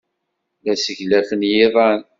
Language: Kabyle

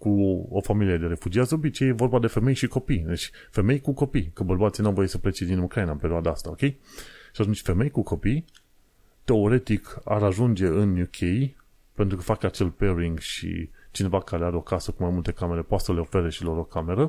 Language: Romanian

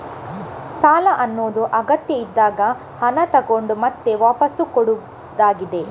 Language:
Kannada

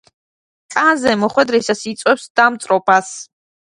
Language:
Georgian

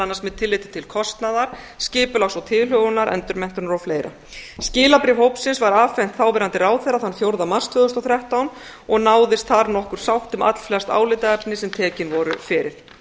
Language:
Icelandic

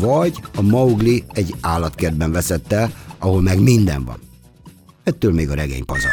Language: Hungarian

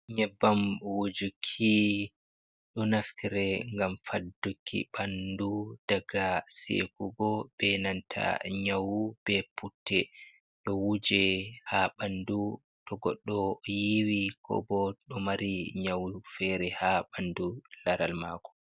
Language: Fula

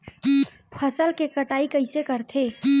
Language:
Chhattisgarhi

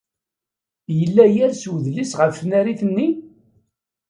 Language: Kabyle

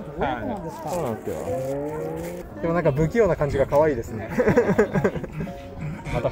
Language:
Japanese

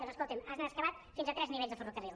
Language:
Catalan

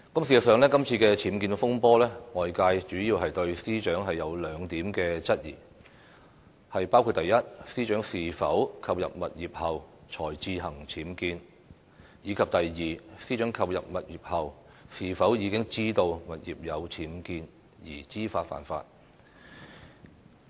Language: Cantonese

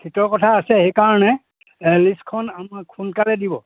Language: Assamese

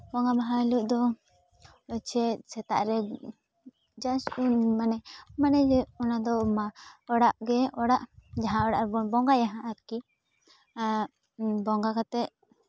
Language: Santali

